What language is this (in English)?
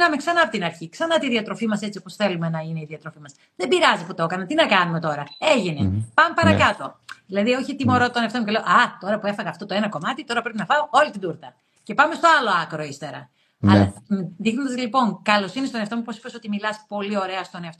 Greek